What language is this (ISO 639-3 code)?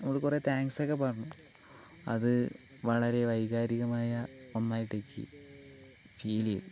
mal